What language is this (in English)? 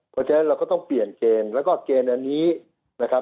Thai